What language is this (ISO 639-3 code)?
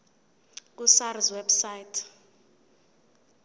zul